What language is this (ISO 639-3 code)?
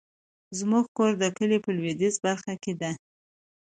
pus